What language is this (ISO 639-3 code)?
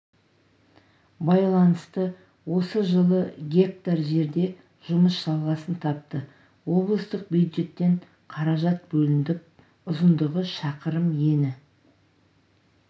kaz